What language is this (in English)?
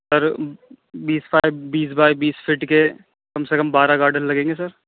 Urdu